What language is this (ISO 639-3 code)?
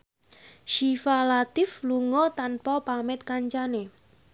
jav